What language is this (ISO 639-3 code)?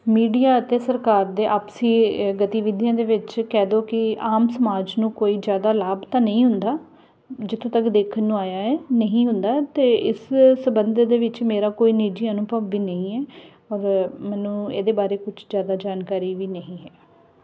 pan